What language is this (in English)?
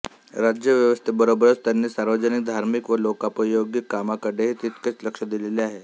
Marathi